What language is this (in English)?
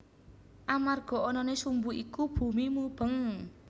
Javanese